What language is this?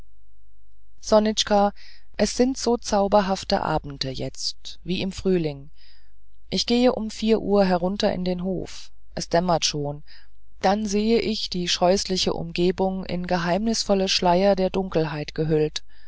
German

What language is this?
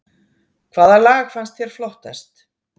Icelandic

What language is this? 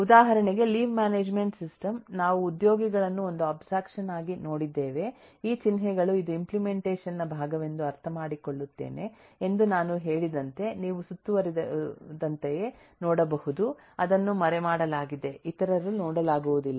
Kannada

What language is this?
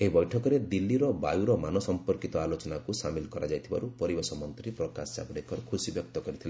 Odia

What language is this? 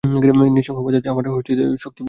Bangla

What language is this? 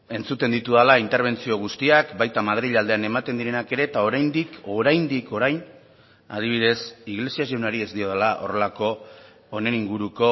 Basque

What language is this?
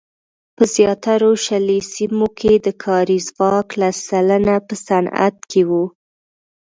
Pashto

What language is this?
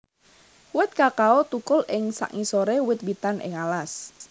Javanese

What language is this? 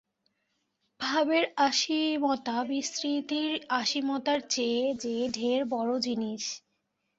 Bangla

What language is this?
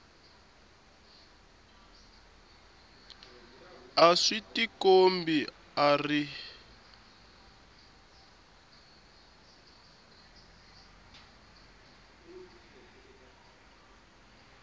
Tsonga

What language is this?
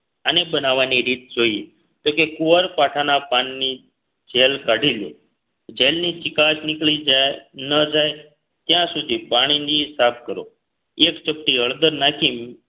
Gujarati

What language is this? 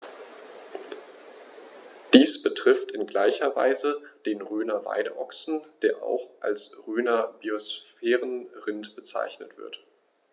German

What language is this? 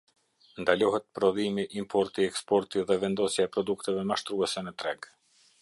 Albanian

